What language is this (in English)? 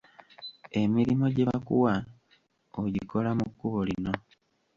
Ganda